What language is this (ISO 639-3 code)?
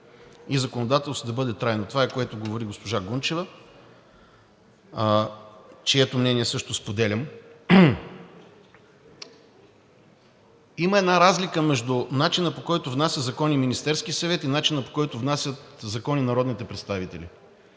bul